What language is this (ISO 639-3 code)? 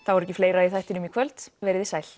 isl